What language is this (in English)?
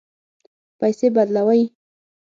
Pashto